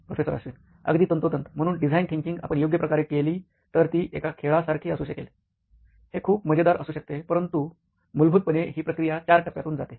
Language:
Marathi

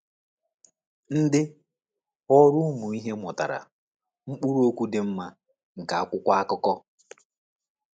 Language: Igbo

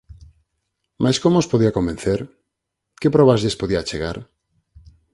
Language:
Galician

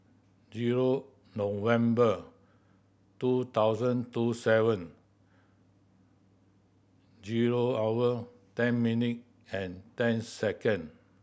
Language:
English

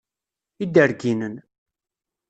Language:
Kabyle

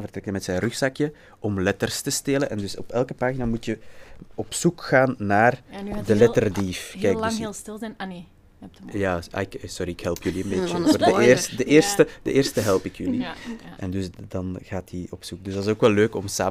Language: Dutch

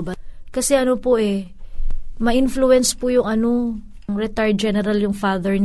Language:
Filipino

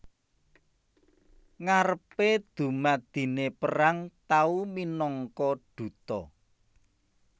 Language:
Javanese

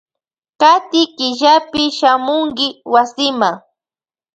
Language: Loja Highland Quichua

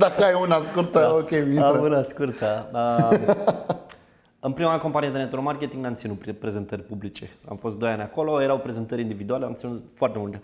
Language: Romanian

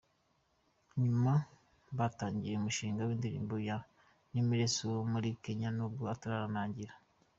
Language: Kinyarwanda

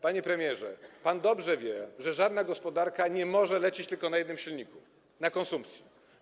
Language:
Polish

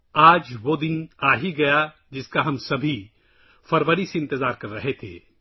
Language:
Urdu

